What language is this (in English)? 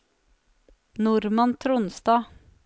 Norwegian